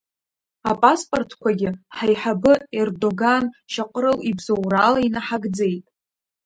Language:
Abkhazian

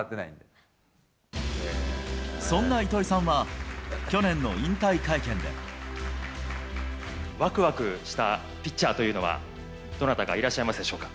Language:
Japanese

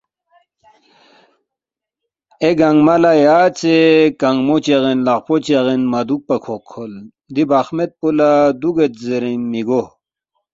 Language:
Balti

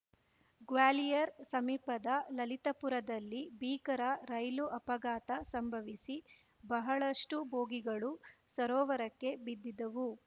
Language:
Kannada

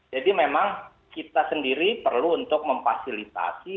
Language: Indonesian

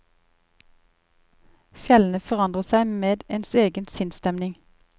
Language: Norwegian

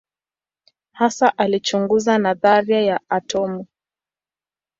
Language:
Swahili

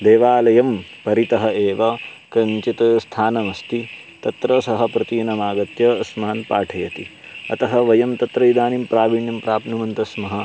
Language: Sanskrit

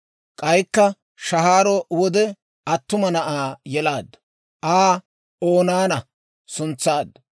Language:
Dawro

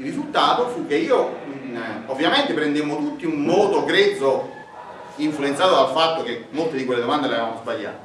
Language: Italian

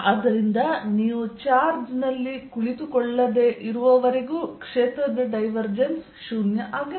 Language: Kannada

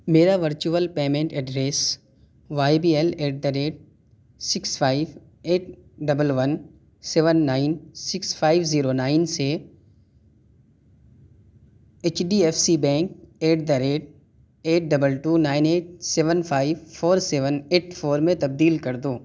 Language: Urdu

